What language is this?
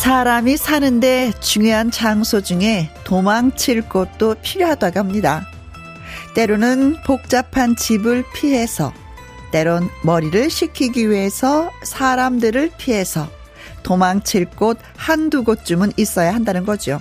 Korean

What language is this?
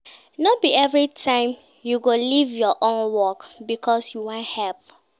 Nigerian Pidgin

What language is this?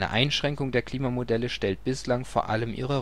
German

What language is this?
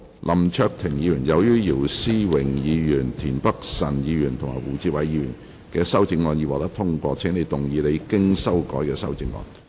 Cantonese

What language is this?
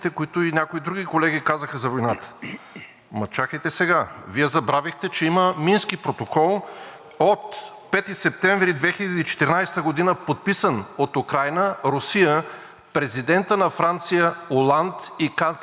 Bulgarian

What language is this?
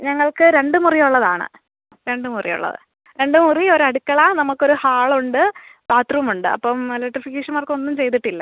Malayalam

